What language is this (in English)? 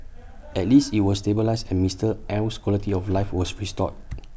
English